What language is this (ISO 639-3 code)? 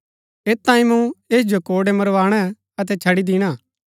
gbk